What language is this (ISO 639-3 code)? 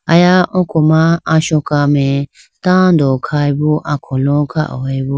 clk